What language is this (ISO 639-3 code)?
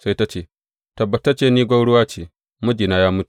hau